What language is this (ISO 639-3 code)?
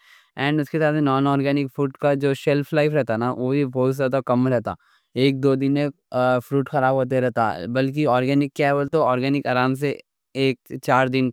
dcc